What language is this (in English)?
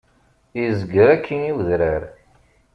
Kabyle